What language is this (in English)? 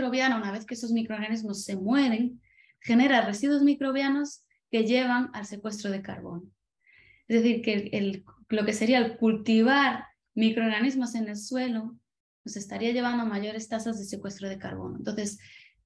Spanish